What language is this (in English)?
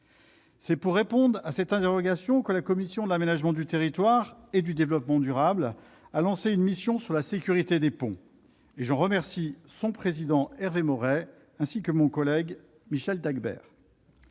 French